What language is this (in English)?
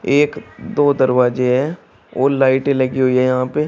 Hindi